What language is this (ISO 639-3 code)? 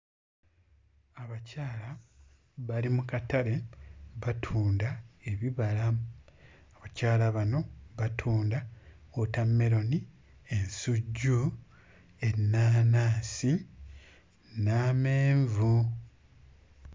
lug